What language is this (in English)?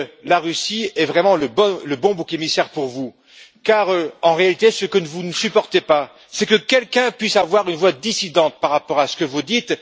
French